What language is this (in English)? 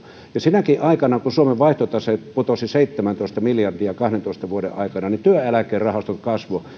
Finnish